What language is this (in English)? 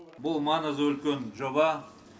Kazakh